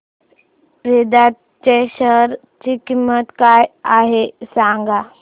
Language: Marathi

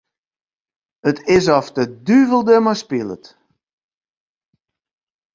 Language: Western Frisian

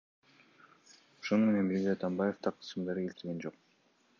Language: Kyrgyz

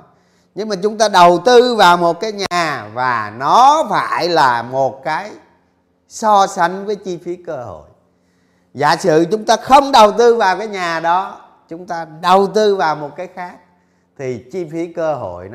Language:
Vietnamese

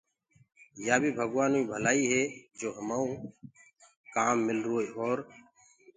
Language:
Gurgula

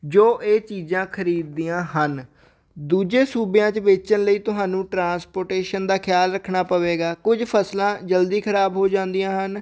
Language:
Punjabi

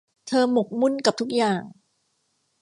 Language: Thai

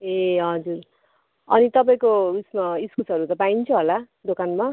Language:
Nepali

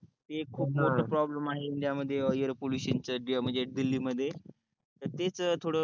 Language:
Marathi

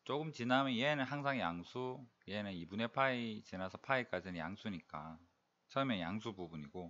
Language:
Korean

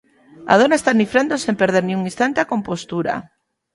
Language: Galician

